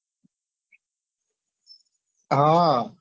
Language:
Gujarati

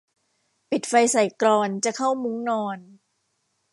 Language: Thai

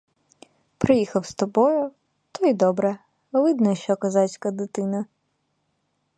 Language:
Ukrainian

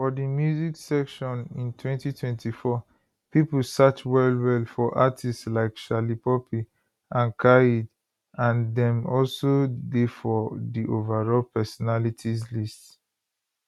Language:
Nigerian Pidgin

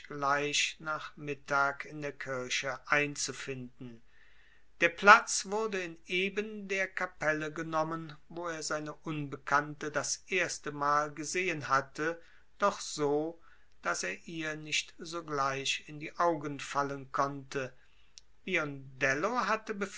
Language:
German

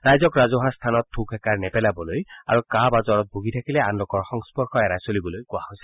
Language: Assamese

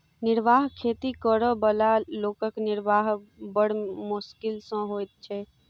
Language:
Maithili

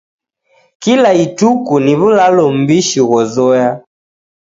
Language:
Taita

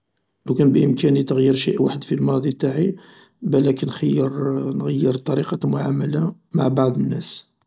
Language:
Algerian Arabic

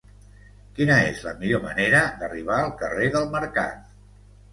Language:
Catalan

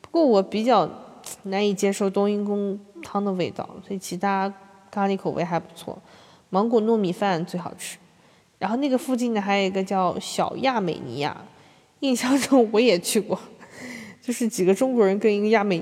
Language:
Chinese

